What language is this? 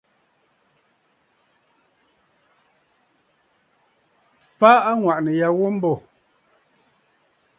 Bafut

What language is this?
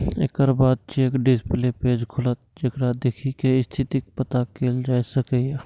Maithili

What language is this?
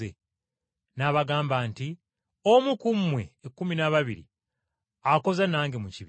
Ganda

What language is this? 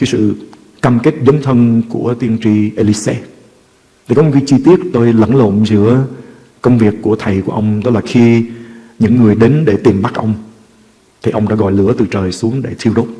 Vietnamese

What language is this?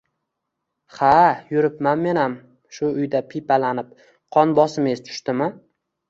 Uzbek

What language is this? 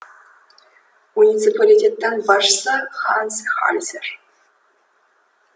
Kazakh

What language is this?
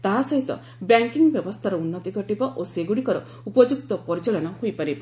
Odia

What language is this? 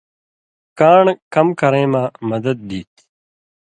Indus Kohistani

